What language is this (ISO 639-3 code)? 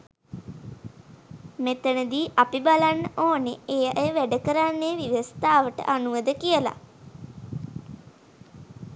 sin